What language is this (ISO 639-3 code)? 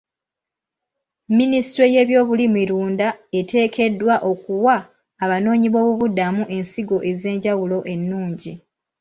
lug